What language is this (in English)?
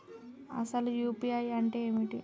Telugu